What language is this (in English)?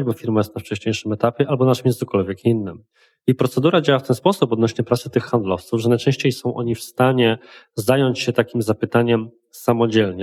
Polish